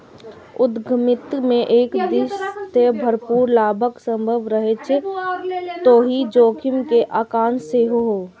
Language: Maithili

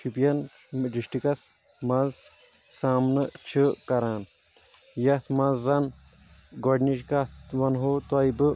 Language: Kashmiri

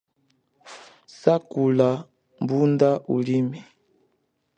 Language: Chokwe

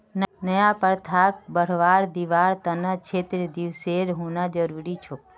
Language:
Magahi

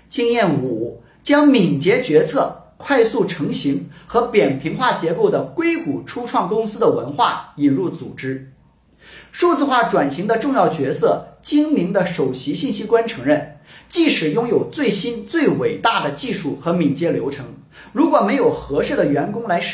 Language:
Chinese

